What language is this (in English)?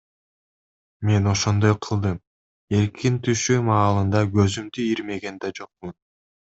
Kyrgyz